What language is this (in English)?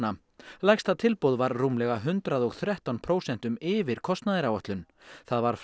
Icelandic